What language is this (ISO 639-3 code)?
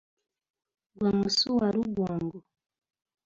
lug